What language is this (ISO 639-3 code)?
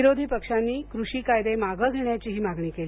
mar